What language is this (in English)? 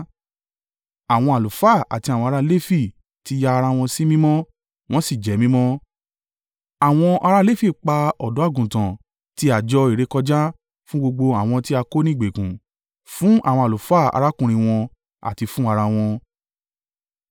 Yoruba